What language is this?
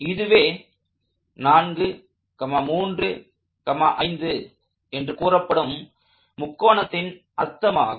Tamil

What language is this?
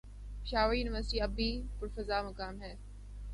Urdu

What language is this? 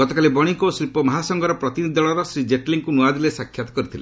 Odia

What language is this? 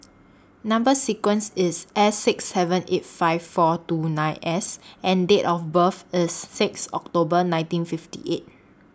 English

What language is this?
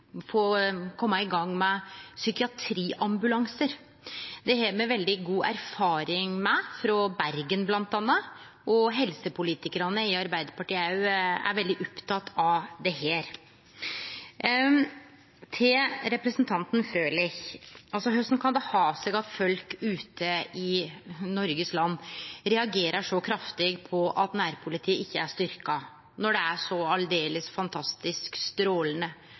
Norwegian Nynorsk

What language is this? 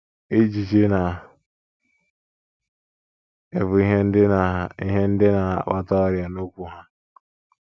Igbo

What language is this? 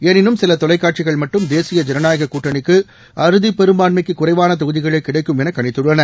Tamil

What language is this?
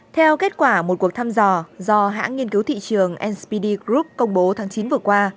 Vietnamese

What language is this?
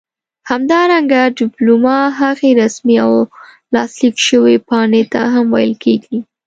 Pashto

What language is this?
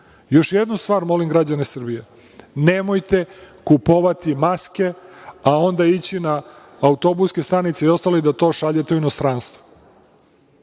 Serbian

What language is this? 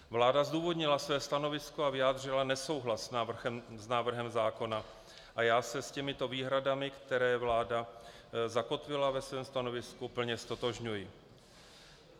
Czech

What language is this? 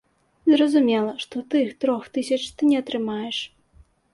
Belarusian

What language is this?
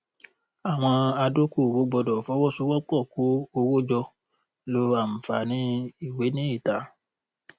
Yoruba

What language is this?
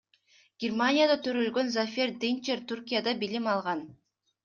Kyrgyz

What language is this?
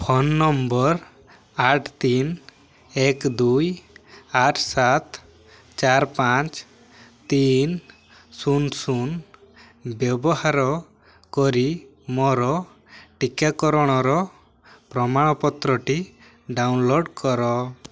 Odia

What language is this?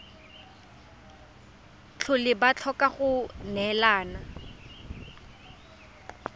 Tswana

